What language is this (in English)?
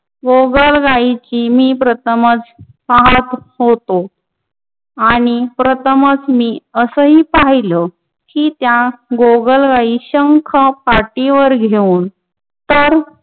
Marathi